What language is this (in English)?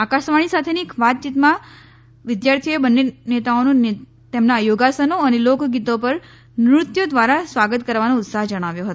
Gujarati